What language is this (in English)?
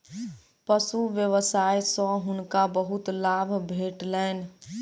Maithili